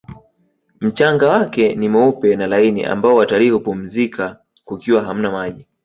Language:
Swahili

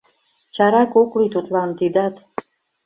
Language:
Mari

